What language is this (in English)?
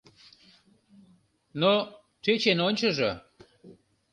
Mari